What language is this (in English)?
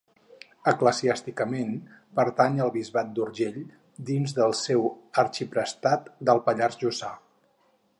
Catalan